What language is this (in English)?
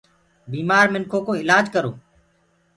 Gurgula